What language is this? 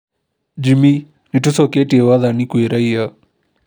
Kikuyu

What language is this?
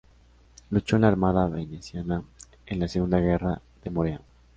Spanish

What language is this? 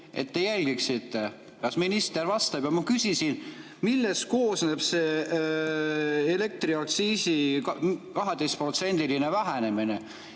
Estonian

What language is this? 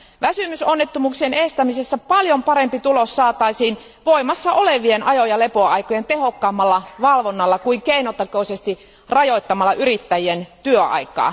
Finnish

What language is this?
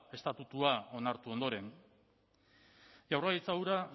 Basque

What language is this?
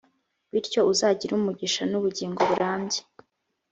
Kinyarwanda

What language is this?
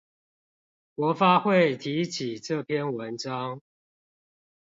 Chinese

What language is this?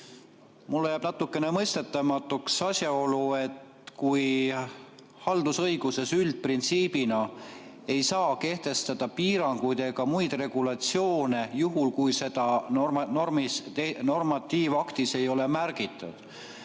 Estonian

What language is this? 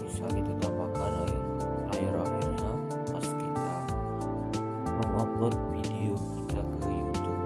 Indonesian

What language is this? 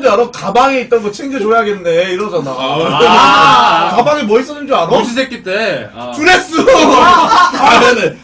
Korean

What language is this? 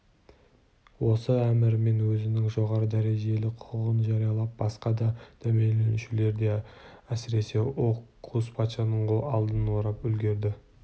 Kazakh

